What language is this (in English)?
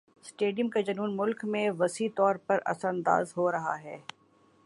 Urdu